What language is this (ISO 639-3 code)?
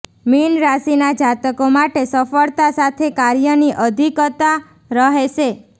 guj